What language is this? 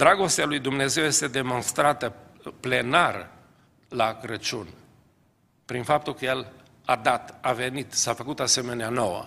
Romanian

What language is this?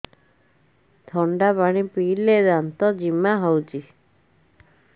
Odia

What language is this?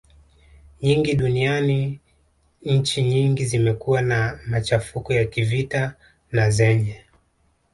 Swahili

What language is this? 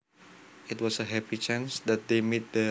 Javanese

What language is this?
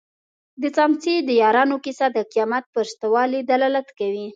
Pashto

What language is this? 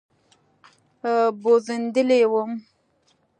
Pashto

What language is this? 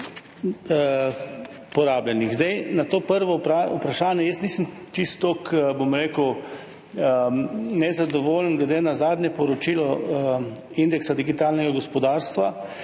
Slovenian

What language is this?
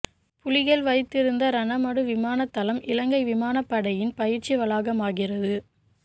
Tamil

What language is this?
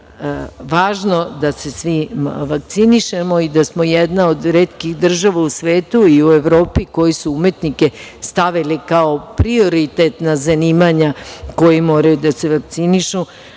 Serbian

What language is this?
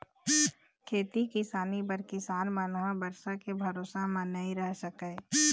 Chhattisgarhi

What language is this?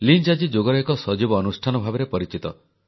Odia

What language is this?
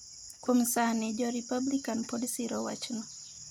Luo (Kenya and Tanzania)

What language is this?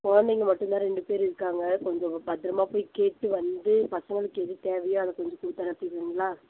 Tamil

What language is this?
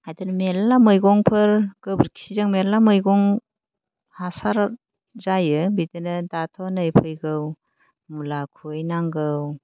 Bodo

